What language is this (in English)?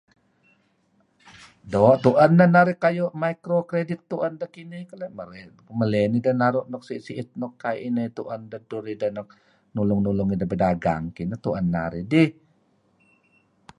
Kelabit